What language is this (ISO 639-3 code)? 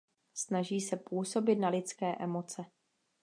ces